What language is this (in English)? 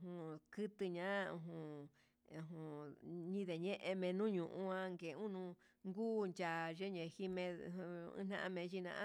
Huitepec Mixtec